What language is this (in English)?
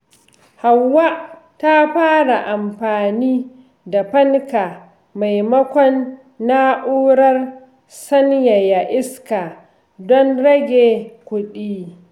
Hausa